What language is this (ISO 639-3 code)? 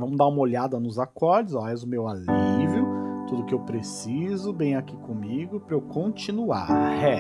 por